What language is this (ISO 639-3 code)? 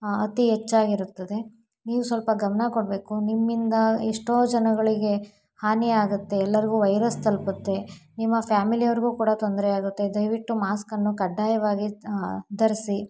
kan